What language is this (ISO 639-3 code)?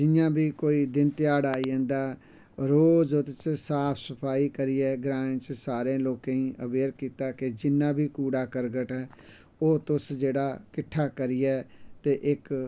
doi